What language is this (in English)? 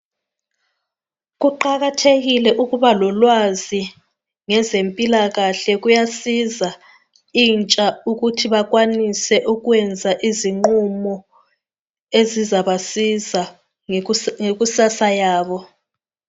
North Ndebele